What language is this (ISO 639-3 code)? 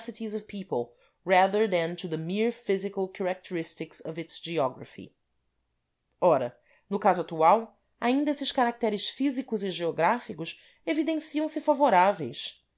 por